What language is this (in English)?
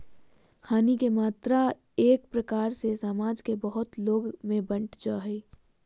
Magahi